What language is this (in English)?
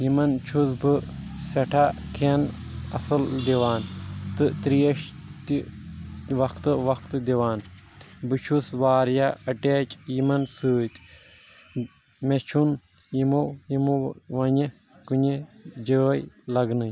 Kashmiri